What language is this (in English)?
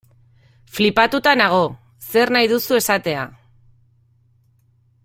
Basque